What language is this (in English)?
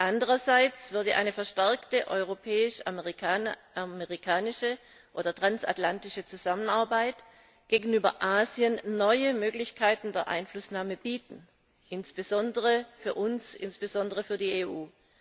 German